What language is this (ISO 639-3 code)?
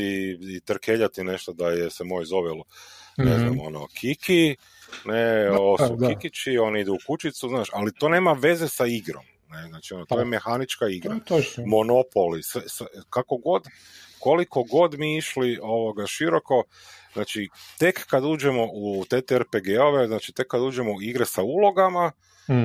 hrv